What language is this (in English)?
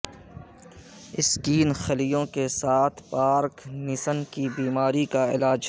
Urdu